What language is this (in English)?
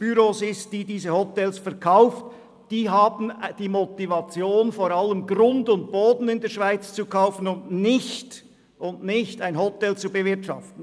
Swiss German